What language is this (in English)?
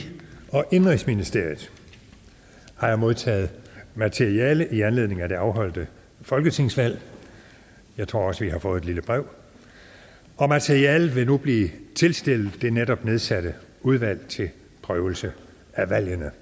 Danish